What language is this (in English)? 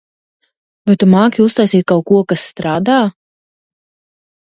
Latvian